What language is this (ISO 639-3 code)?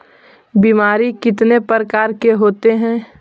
mag